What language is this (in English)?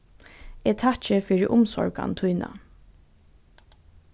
Faroese